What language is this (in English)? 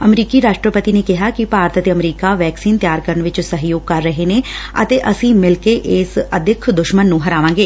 Punjabi